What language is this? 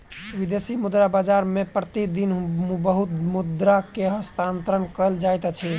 Maithili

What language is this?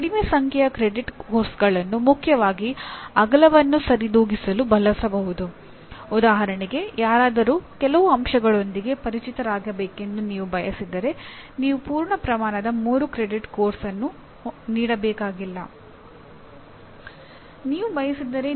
Kannada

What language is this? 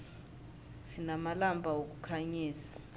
South Ndebele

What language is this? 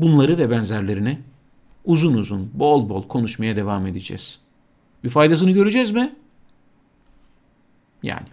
Turkish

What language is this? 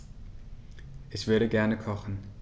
German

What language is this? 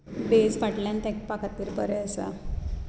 Konkani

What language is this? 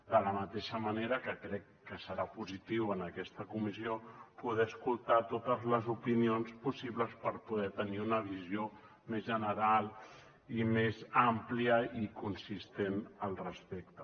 Catalan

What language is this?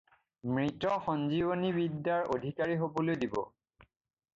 Assamese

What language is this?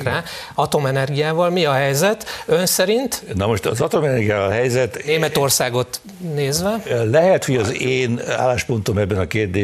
Hungarian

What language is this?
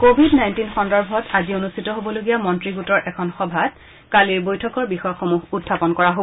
Assamese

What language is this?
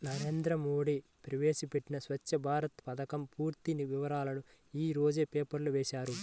Telugu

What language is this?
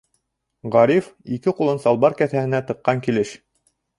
Bashkir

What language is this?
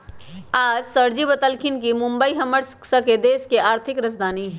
Magahi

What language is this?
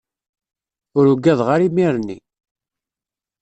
Kabyle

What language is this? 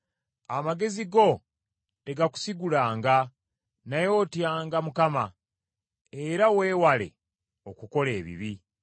Ganda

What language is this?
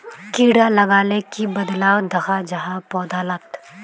Magahi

